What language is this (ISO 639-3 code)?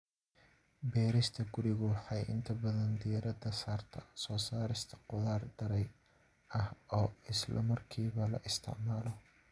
som